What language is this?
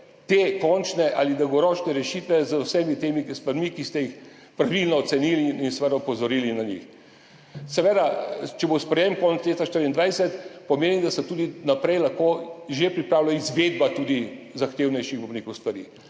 Slovenian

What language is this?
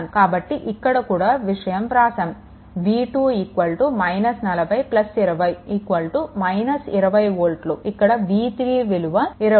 Telugu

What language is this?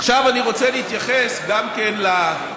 Hebrew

